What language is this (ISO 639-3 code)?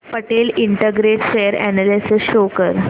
mar